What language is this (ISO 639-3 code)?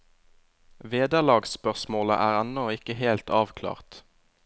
nor